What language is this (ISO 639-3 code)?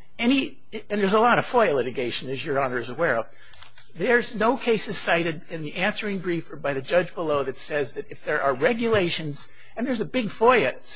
eng